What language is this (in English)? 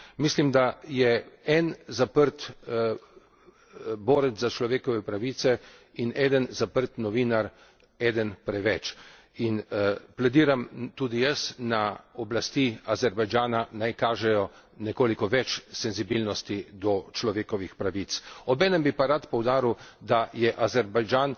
Slovenian